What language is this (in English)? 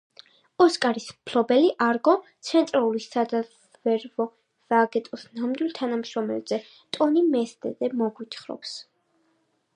Georgian